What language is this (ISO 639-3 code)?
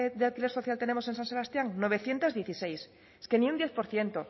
spa